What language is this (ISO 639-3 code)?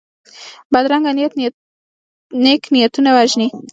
pus